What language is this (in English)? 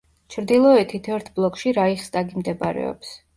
Georgian